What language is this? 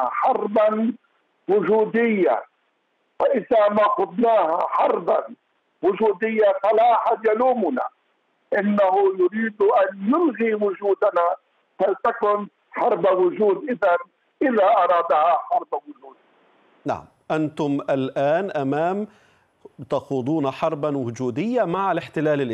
Arabic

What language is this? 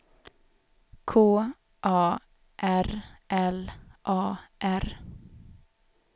Swedish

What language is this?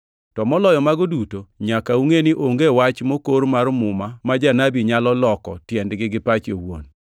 Luo (Kenya and Tanzania)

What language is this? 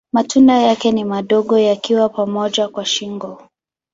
Swahili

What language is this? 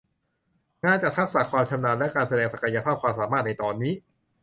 Thai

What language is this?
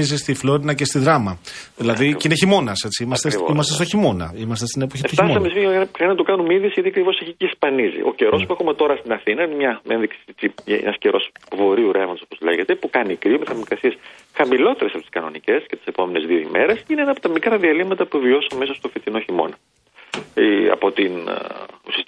Greek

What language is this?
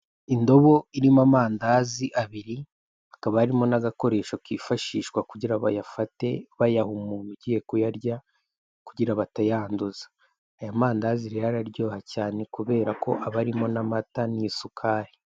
Kinyarwanda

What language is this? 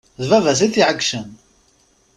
Kabyle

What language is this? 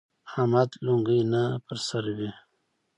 Pashto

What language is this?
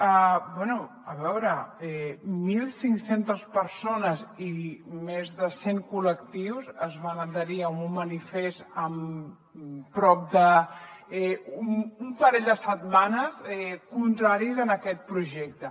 Catalan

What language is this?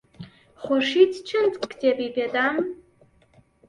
Central Kurdish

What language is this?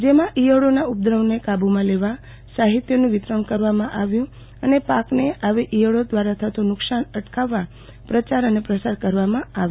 Gujarati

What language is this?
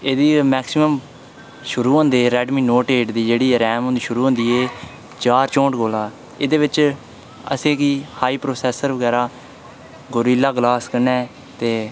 Dogri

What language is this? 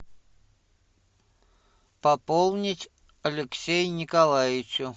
Russian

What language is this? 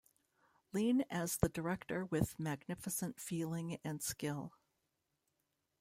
English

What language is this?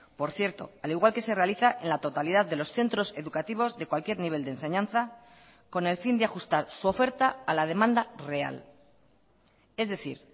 Spanish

